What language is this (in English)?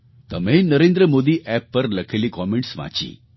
Gujarati